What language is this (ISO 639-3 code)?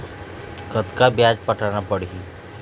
hne